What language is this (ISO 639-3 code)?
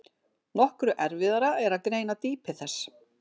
isl